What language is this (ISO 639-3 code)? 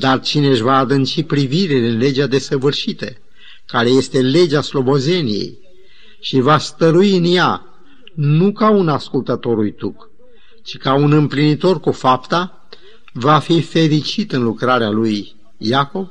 ron